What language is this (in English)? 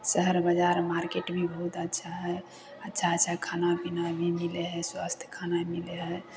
Maithili